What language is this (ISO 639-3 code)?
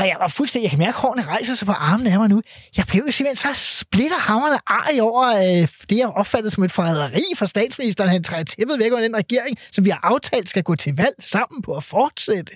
dan